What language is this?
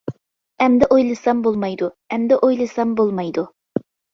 Uyghur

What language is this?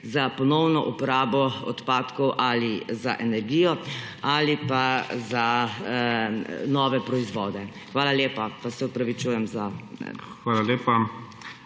Slovenian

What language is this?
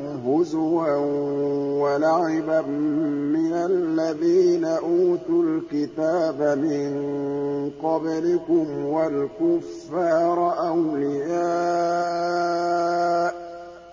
Arabic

